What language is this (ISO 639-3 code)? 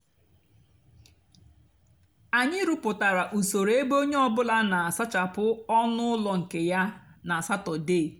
ibo